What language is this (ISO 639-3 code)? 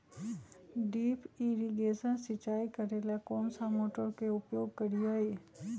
mag